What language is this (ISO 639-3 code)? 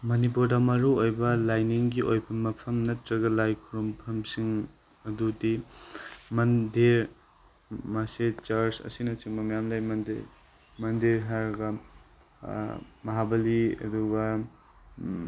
mni